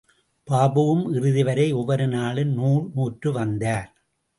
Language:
Tamil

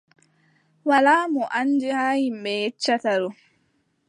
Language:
Adamawa Fulfulde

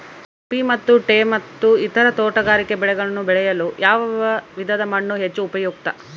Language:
Kannada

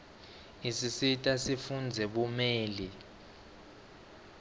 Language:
Swati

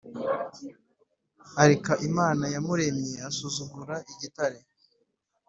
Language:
Kinyarwanda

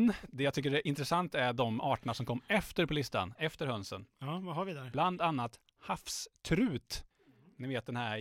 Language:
Swedish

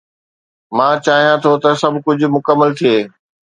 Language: Sindhi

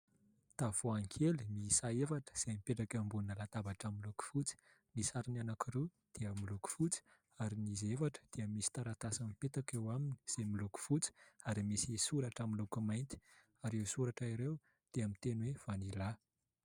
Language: Malagasy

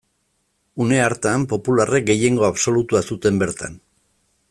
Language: Basque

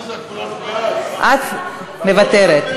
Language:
Hebrew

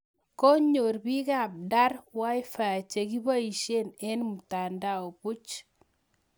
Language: Kalenjin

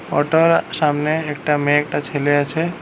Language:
Bangla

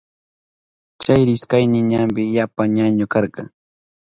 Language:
Southern Pastaza Quechua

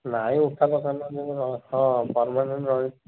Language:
Odia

